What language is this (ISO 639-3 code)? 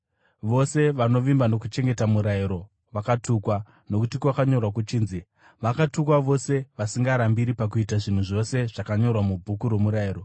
sna